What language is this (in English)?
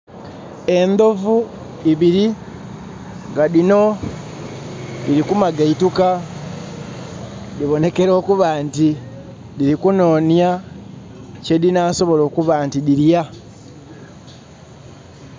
Soga